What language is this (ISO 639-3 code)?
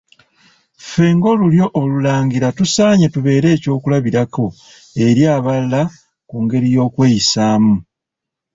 lug